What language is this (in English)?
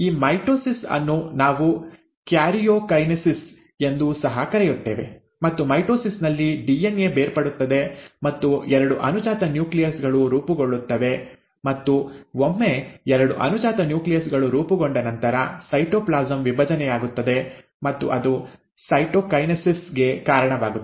Kannada